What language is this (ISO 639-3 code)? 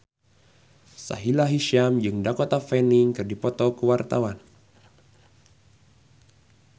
sun